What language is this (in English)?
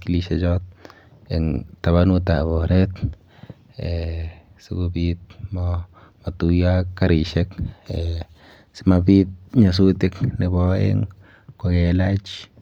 Kalenjin